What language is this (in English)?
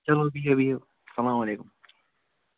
Kashmiri